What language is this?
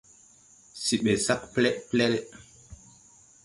Tupuri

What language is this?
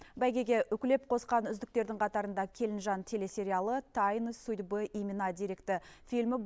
Kazakh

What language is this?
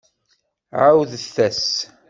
Kabyle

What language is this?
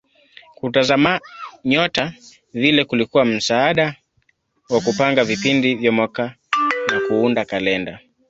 Swahili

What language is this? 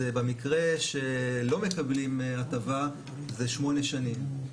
Hebrew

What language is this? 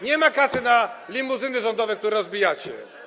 Polish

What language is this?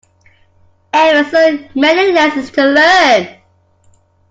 English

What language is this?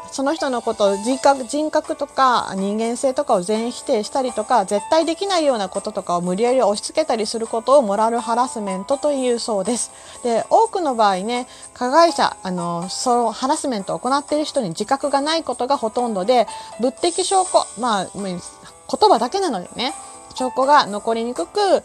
Japanese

